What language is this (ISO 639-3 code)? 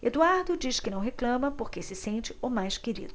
por